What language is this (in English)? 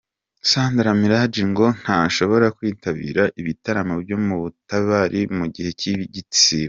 Kinyarwanda